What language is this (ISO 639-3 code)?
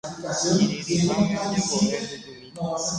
grn